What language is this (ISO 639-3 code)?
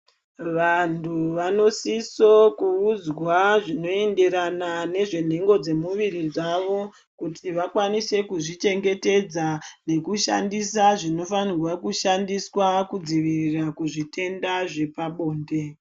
ndc